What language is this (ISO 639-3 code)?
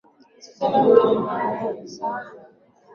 swa